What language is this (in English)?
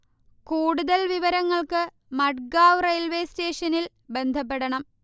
Malayalam